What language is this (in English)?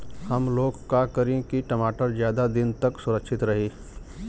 Bhojpuri